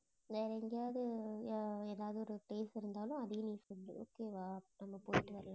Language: Tamil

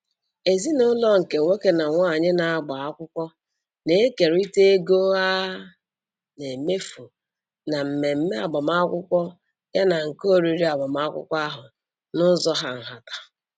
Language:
Igbo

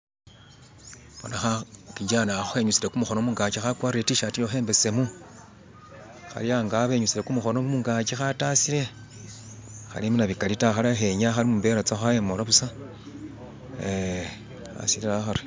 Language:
Masaaba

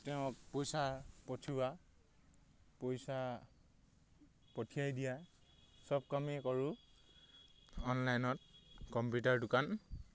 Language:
Assamese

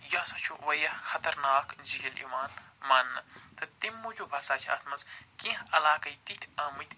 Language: Kashmiri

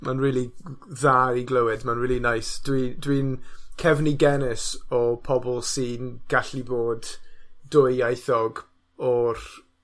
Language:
Welsh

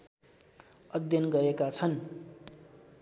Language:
Nepali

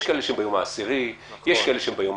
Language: Hebrew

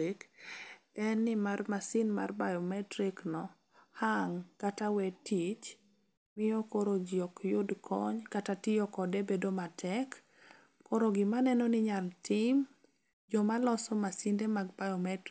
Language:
Luo (Kenya and Tanzania)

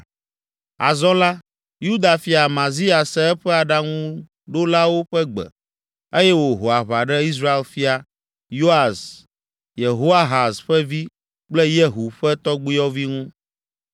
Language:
Ewe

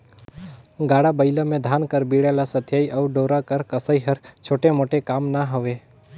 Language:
Chhattisgarhi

